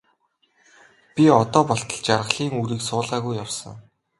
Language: Mongolian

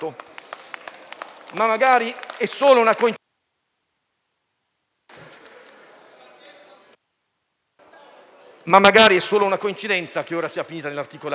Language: Italian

